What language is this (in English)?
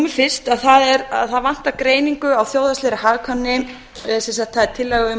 Icelandic